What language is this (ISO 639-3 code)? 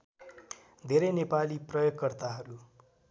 nep